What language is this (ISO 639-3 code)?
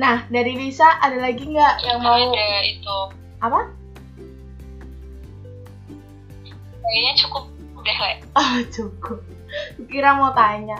ind